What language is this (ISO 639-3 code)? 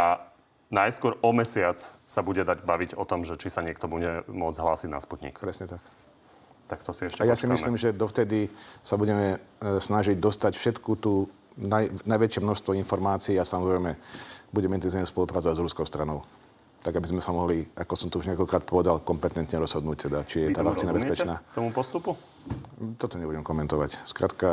slk